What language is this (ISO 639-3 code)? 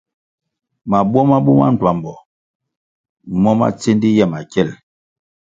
nmg